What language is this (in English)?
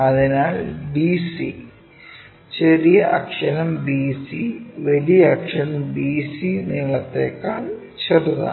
Malayalam